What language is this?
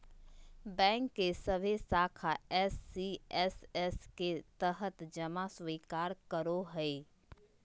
Magahi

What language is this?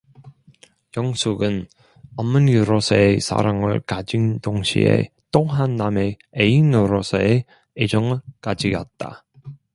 Korean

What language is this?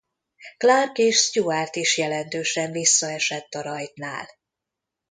Hungarian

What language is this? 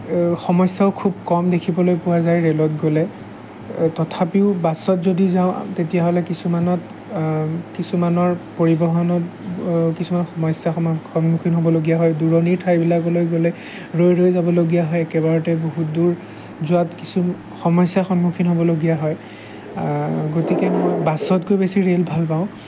Assamese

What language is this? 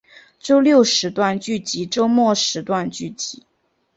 Chinese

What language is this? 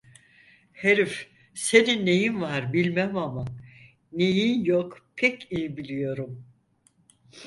Turkish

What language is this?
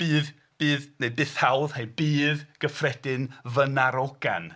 Welsh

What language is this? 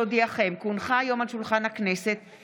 Hebrew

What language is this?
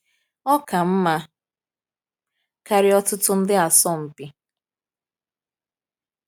Igbo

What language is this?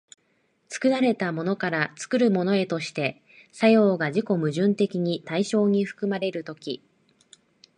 Japanese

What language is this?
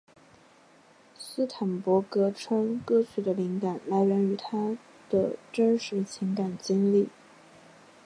Chinese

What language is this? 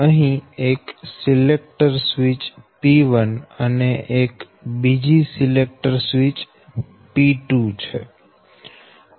Gujarati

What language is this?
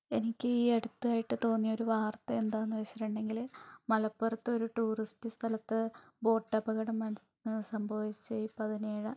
Malayalam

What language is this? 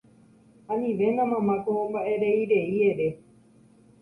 Guarani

